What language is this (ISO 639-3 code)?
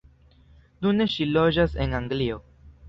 epo